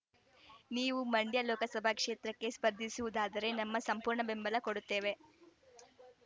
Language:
Kannada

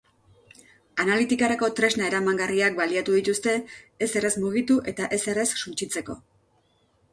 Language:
Basque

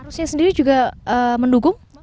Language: Indonesian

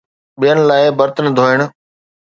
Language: Sindhi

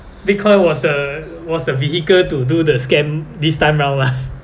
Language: English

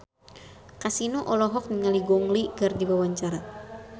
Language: Sundanese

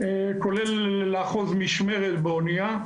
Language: Hebrew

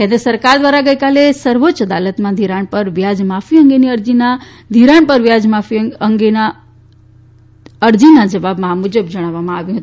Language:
Gujarati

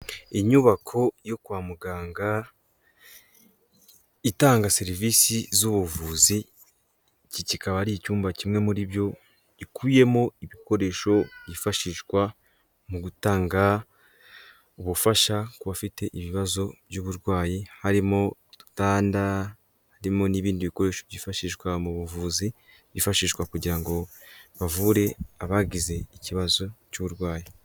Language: Kinyarwanda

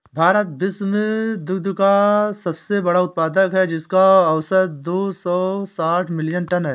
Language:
Hindi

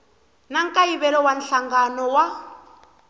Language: Tsonga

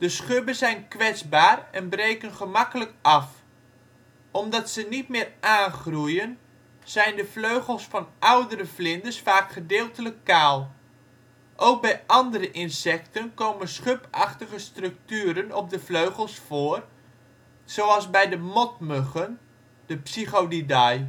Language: Dutch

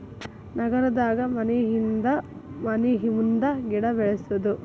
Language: Kannada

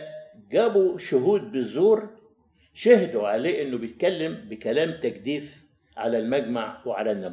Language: Arabic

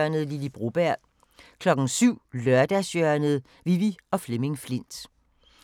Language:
Danish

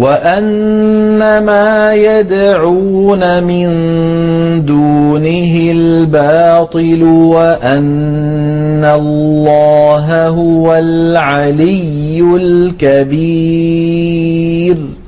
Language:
Arabic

